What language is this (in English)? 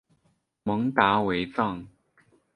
Chinese